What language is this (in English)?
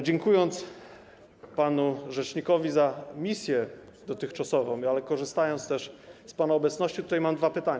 Polish